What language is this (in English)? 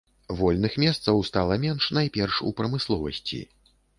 Belarusian